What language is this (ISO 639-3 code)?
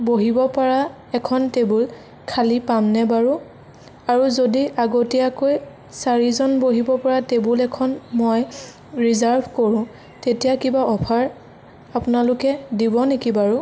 asm